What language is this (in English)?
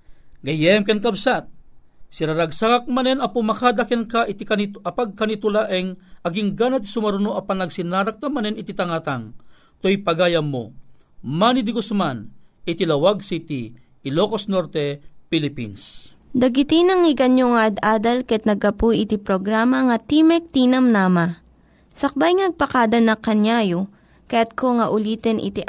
Filipino